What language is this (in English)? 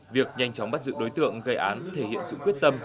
Vietnamese